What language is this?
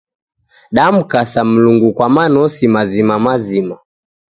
Taita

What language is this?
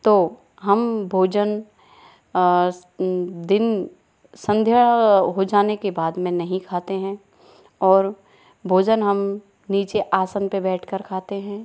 Hindi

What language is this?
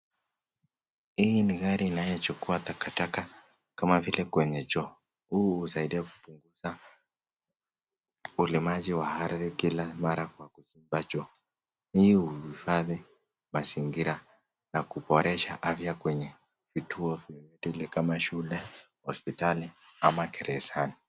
Swahili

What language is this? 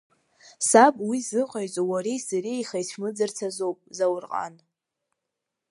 Abkhazian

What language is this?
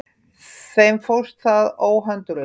Icelandic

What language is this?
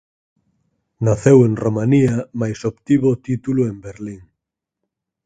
Galician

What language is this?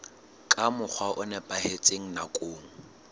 Southern Sotho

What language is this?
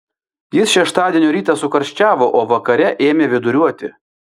Lithuanian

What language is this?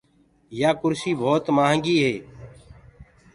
Gurgula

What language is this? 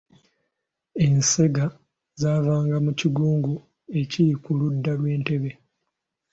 Ganda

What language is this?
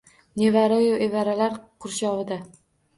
Uzbek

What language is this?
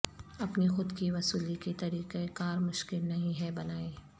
Urdu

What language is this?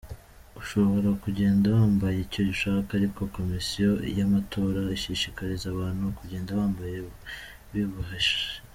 Kinyarwanda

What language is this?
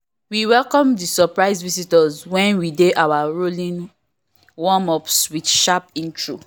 Nigerian Pidgin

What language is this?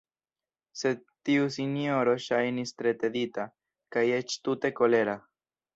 Esperanto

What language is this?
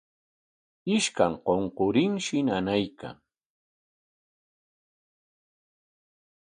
Corongo Ancash Quechua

